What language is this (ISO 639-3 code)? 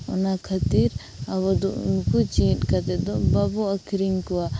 sat